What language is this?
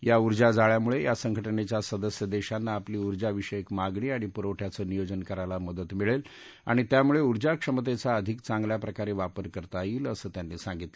Marathi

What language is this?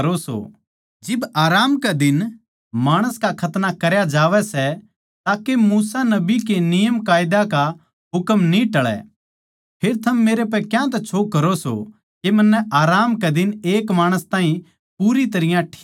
Haryanvi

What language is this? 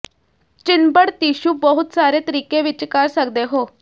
Punjabi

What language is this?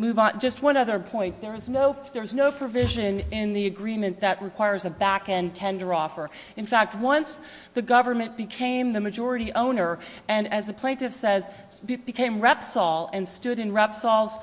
English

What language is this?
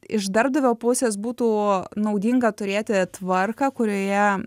Lithuanian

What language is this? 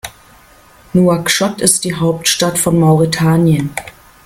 German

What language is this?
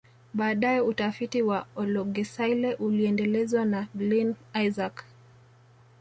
Swahili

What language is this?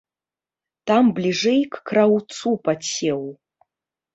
Belarusian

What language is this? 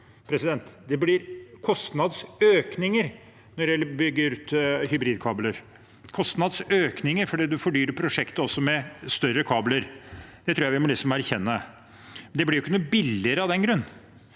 Norwegian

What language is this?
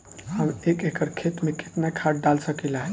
Bhojpuri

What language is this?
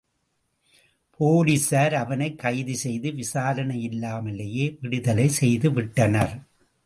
Tamil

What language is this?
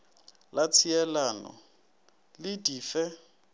Northern Sotho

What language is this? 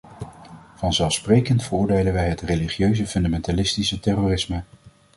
Dutch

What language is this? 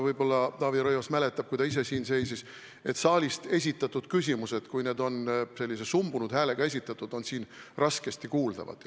Estonian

